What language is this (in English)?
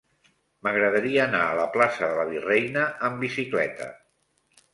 Catalan